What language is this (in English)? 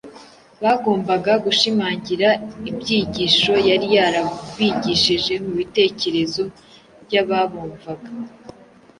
Kinyarwanda